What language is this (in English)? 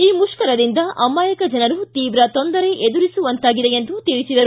Kannada